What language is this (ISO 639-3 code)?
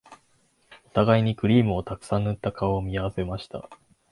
jpn